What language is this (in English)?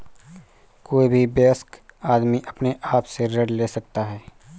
Hindi